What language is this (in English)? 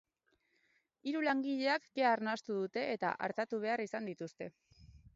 Basque